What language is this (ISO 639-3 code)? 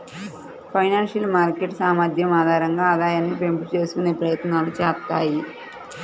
tel